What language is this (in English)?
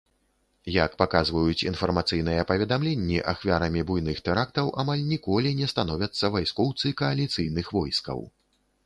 Belarusian